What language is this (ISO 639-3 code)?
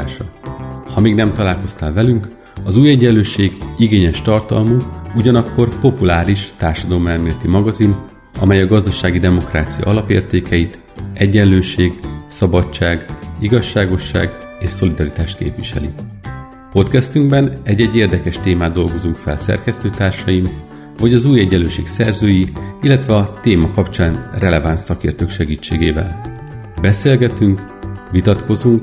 hun